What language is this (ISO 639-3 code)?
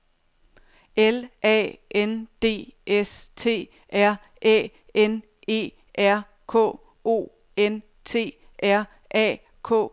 dan